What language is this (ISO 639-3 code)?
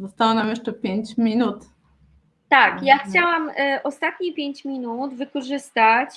pol